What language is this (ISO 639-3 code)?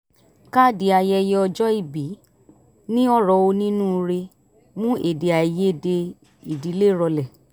yor